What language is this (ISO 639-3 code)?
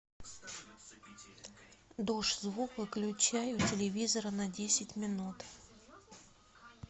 rus